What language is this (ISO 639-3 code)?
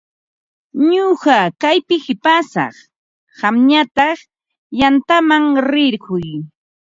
qva